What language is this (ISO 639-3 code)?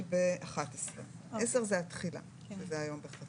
heb